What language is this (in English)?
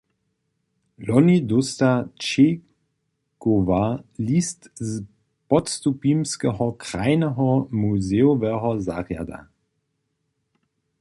Upper Sorbian